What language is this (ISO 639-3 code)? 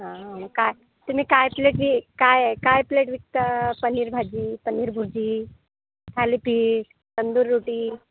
mar